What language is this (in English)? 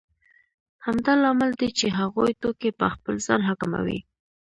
Pashto